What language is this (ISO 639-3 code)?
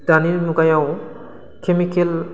brx